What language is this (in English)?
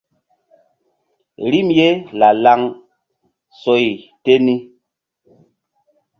Mbum